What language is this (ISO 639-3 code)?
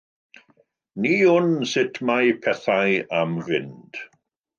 cym